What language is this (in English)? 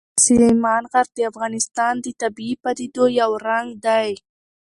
Pashto